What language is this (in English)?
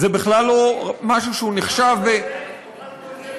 Hebrew